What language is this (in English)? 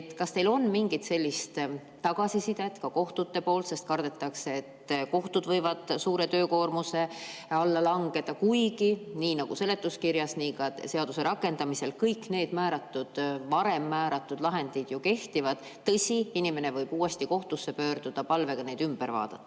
Estonian